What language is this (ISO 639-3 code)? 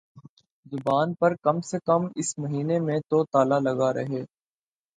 urd